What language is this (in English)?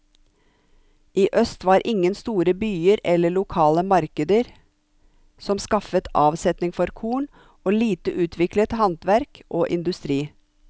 Norwegian